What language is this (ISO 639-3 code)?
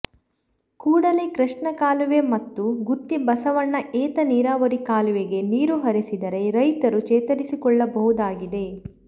kan